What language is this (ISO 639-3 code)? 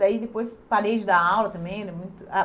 por